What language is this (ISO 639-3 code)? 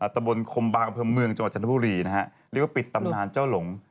tha